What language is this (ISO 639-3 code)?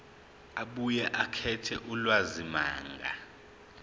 zul